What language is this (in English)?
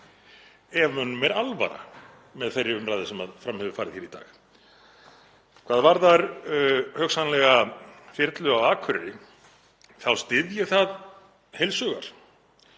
Icelandic